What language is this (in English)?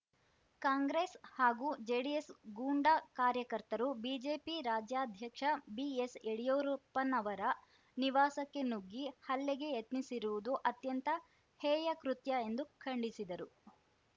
Kannada